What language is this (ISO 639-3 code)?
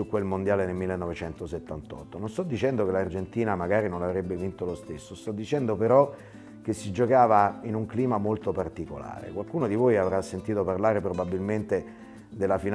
ita